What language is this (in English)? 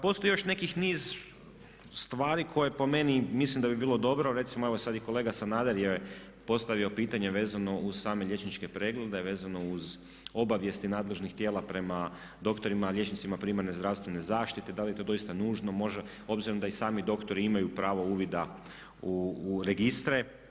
Croatian